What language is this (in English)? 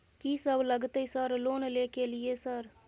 Maithili